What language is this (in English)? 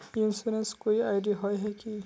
Magahi